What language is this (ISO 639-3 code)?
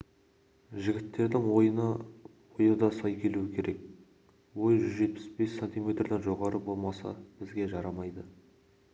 kaz